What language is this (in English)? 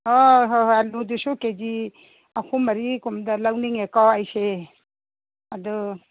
Manipuri